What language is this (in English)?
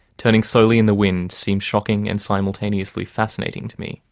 English